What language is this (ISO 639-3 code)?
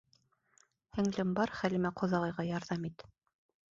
bak